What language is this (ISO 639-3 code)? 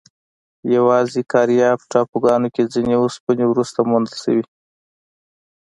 pus